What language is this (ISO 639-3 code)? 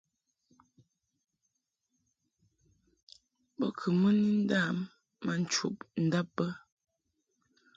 mhk